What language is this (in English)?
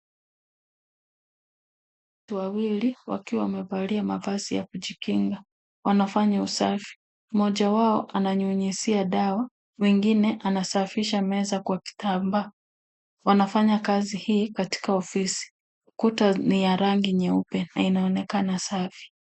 Swahili